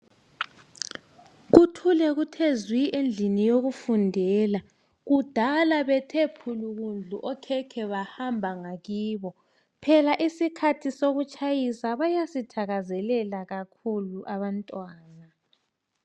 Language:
North Ndebele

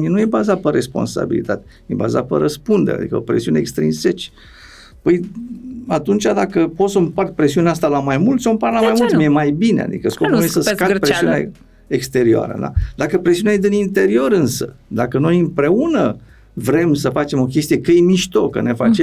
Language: Romanian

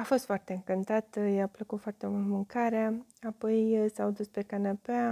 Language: Romanian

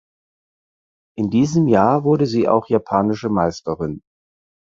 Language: German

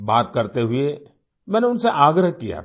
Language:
Hindi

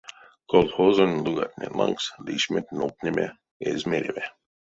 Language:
Erzya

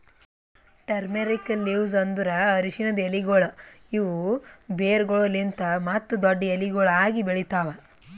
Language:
Kannada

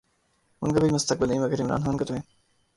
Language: Urdu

